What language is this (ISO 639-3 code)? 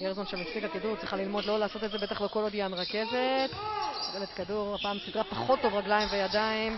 heb